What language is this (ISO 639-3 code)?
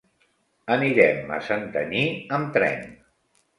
cat